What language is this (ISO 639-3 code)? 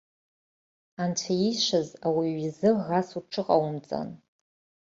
abk